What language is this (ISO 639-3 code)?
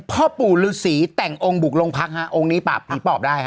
tha